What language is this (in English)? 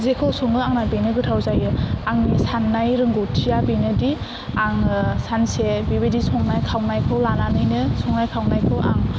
Bodo